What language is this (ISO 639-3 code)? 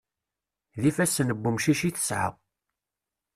kab